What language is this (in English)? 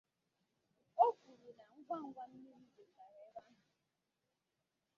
Igbo